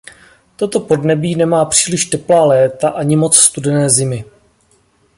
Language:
Czech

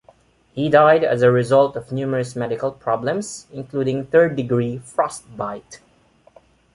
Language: English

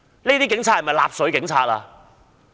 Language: Cantonese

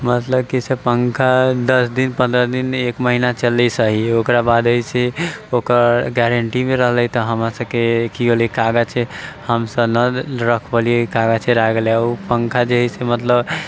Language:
Maithili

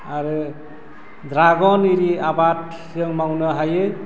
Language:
Bodo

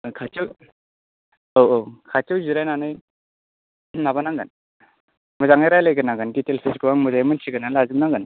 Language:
Bodo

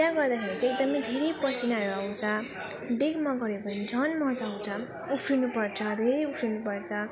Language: Nepali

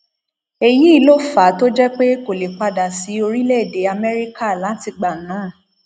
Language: Yoruba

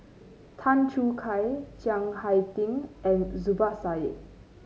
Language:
English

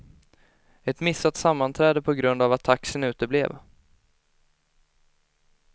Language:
Swedish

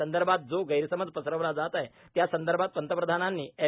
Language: Marathi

